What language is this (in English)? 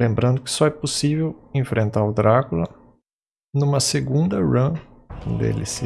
Portuguese